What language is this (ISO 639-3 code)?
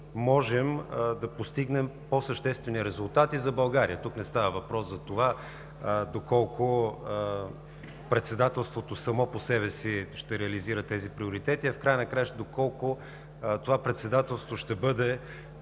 bul